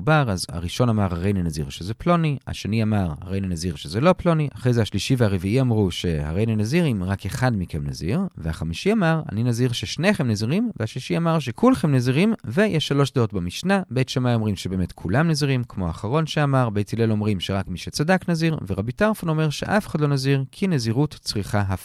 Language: Hebrew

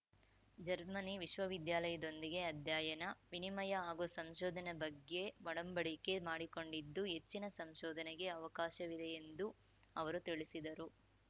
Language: Kannada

